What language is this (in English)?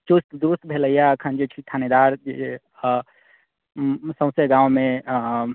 Maithili